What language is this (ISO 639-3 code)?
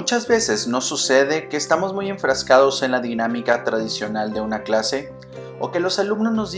spa